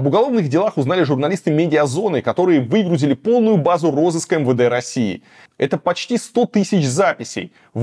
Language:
Russian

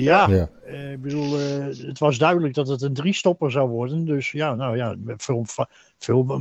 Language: Dutch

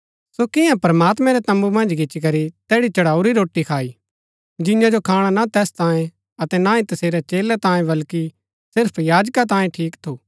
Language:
Gaddi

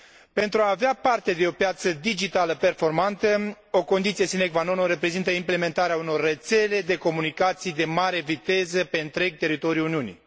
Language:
Romanian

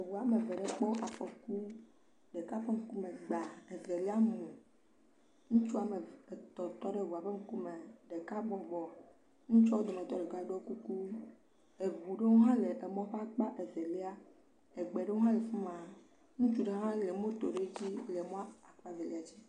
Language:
Ewe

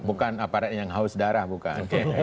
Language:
Indonesian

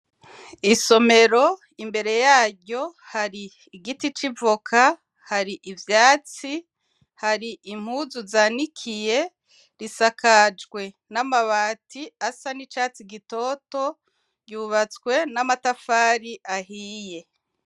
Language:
Rundi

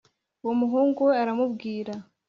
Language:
Kinyarwanda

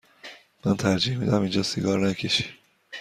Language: Persian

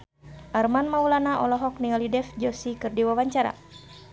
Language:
Sundanese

